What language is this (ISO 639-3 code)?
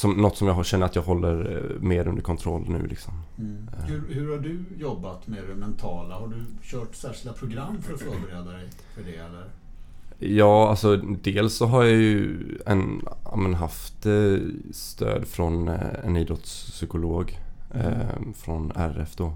swe